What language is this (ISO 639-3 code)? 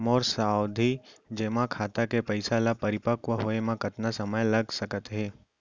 hne